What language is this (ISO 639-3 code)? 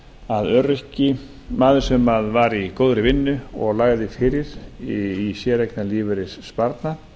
isl